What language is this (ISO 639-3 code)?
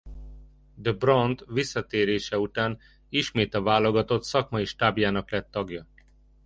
hun